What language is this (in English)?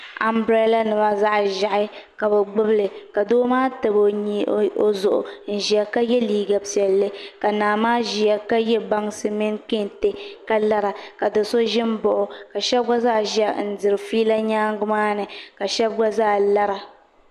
Dagbani